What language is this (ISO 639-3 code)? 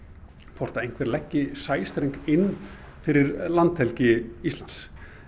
isl